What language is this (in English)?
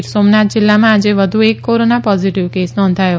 Gujarati